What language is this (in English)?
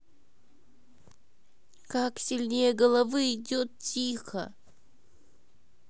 Russian